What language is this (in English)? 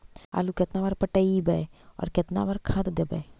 Magahi